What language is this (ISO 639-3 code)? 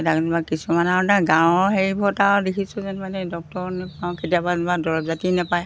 asm